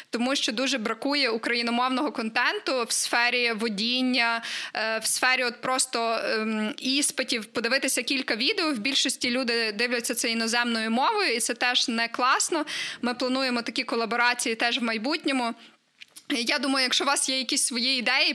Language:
Ukrainian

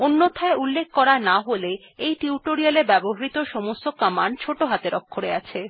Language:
Bangla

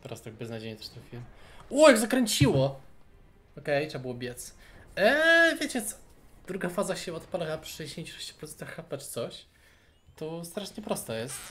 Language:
Polish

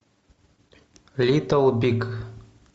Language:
Russian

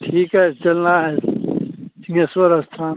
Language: Hindi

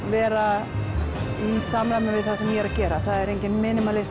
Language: Icelandic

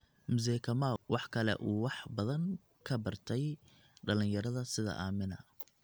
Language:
Somali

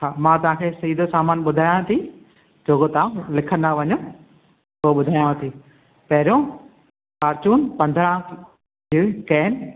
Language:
Sindhi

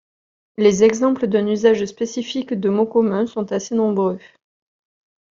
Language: French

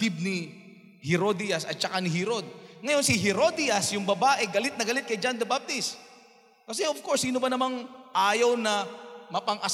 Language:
Filipino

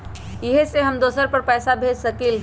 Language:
Magahi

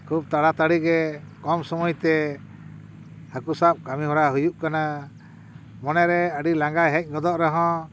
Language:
Santali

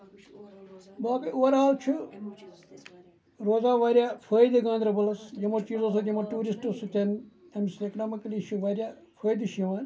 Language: Kashmiri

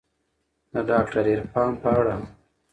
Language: Pashto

